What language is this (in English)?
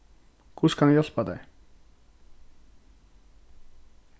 Faroese